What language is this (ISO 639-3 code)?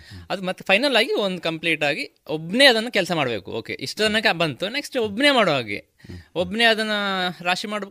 kan